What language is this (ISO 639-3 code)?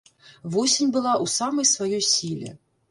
bel